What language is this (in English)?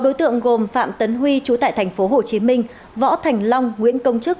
Vietnamese